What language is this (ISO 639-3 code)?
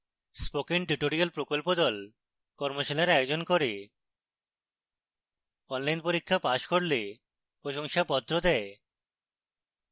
ben